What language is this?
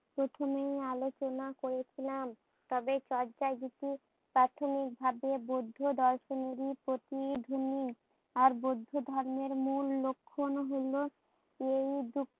Bangla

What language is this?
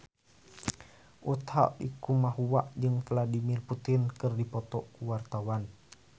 Sundanese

